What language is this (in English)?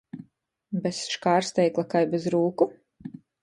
Latgalian